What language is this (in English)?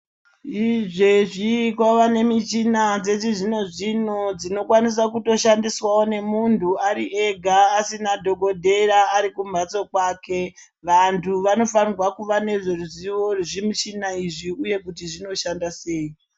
Ndau